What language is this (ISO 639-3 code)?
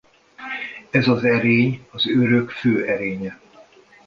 hun